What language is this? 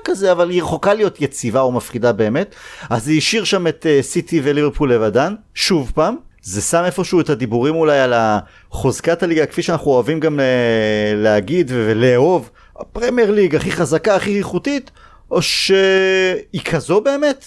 Hebrew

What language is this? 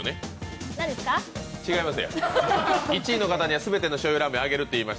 Japanese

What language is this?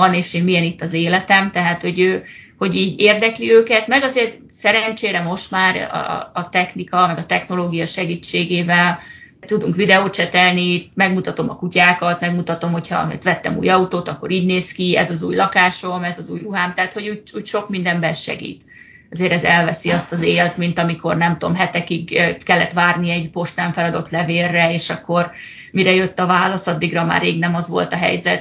Hungarian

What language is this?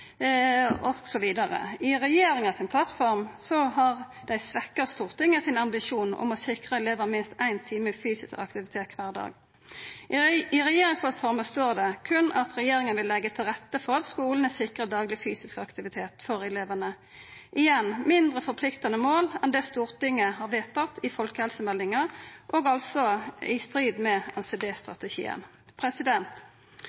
Norwegian Nynorsk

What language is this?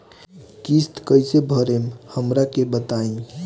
Bhojpuri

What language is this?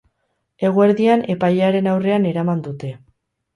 Basque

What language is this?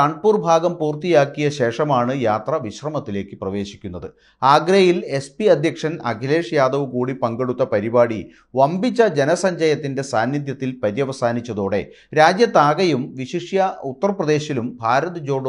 Malayalam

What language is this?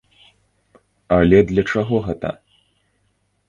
Belarusian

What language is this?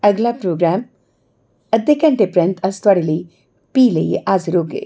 Dogri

